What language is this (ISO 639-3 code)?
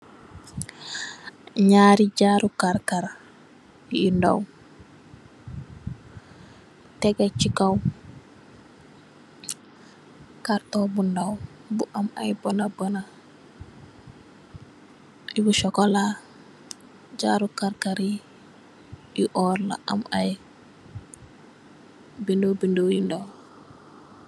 wol